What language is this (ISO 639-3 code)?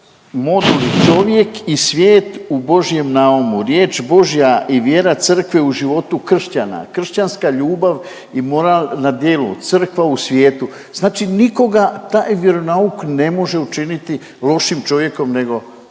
hrv